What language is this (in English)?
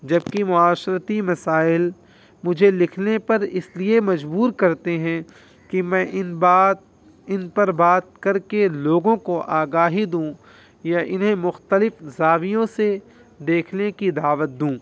Urdu